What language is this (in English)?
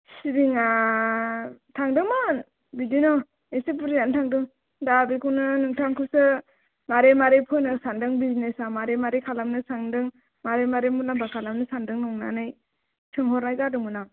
Bodo